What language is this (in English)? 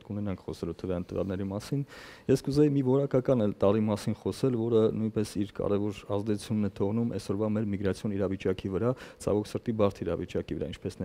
German